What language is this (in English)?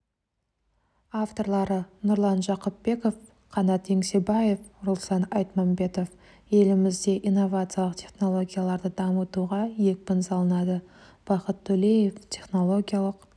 Kazakh